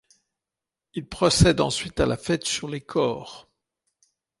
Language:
French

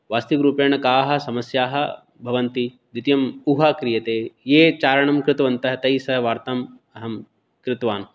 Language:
Sanskrit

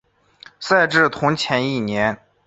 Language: Chinese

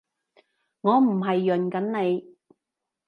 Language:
Cantonese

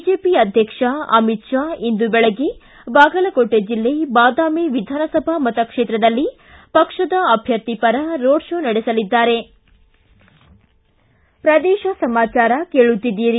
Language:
Kannada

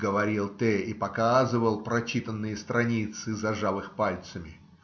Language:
Russian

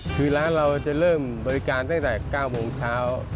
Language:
Thai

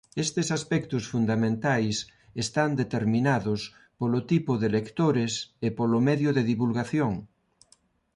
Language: Galician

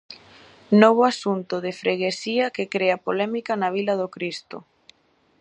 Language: Galician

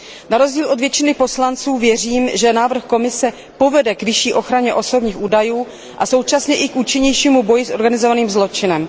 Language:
Czech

